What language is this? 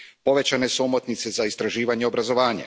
Croatian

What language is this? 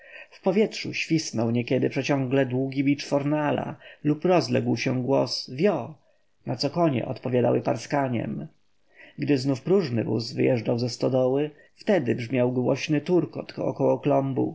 Polish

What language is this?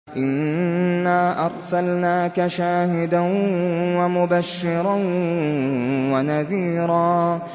Arabic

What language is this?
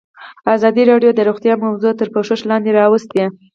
Pashto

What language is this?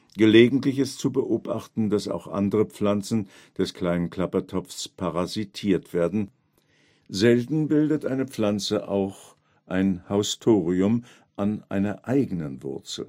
German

